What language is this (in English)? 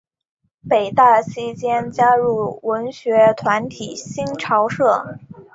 Chinese